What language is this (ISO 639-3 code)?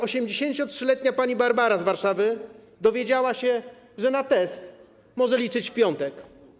pol